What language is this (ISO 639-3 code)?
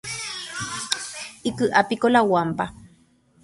grn